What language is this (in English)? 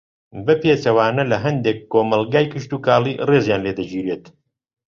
Central Kurdish